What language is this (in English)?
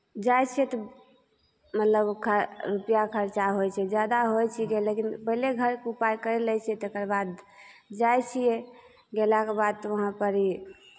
Maithili